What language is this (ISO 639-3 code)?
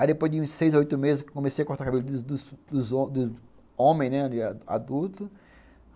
por